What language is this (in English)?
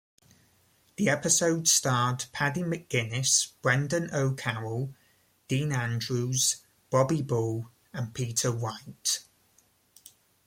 English